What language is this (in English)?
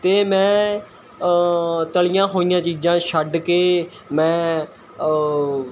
Punjabi